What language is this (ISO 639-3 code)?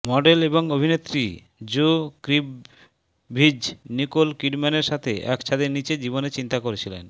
ben